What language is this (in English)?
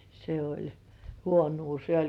Finnish